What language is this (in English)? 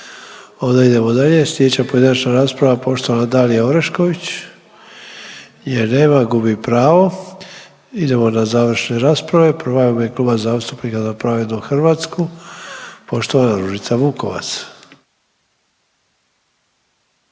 Croatian